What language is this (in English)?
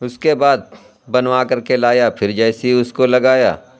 Urdu